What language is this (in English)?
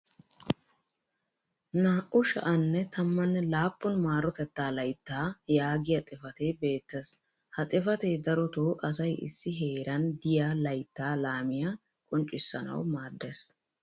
Wolaytta